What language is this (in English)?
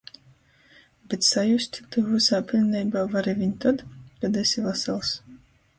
Latgalian